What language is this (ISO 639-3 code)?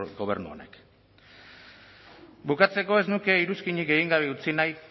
eus